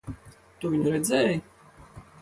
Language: Latvian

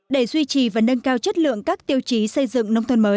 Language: Vietnamese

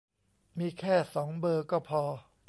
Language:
Thai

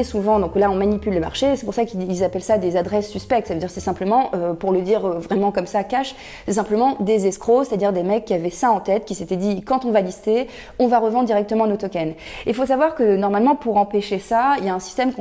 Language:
French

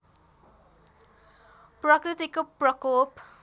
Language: Nepali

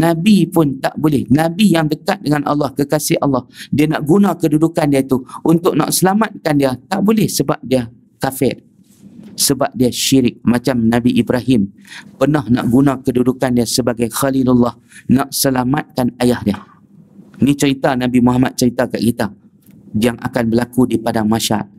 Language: Malay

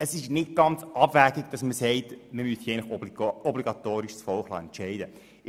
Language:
Swiss German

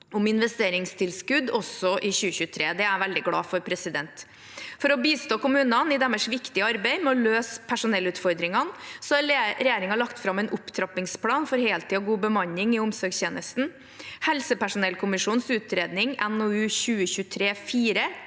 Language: Norwegian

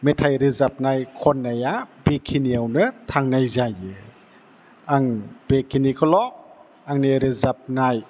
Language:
Bodo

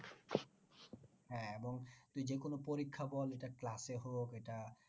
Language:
Bangla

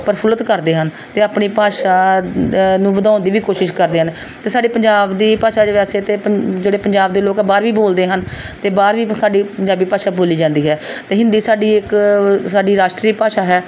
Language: Punjabi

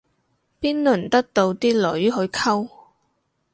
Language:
Cantonese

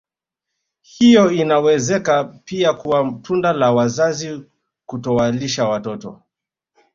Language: Swahili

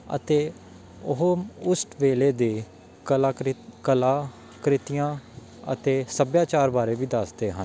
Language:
Punjabi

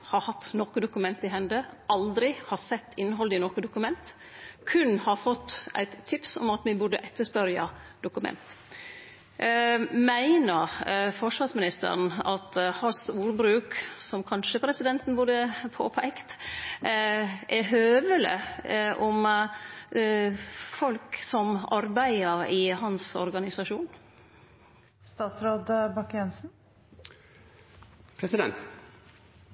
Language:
Norwegian Nynorsk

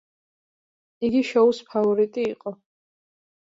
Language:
Georgian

